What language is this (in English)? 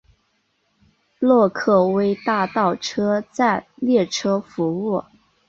Chinese